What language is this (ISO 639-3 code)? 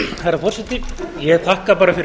isl